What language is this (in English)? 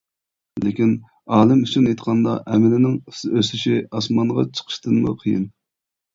Uyghur